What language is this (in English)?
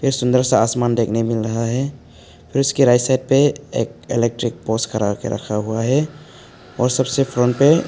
Hindi